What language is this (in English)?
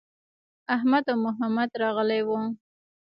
Pashto